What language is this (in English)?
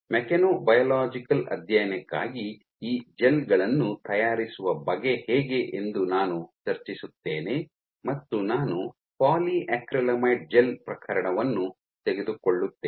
Kannada